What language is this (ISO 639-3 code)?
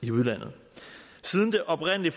dan